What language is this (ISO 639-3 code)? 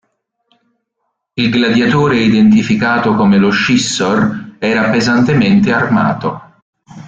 ita